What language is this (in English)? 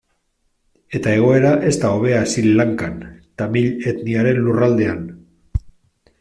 Basque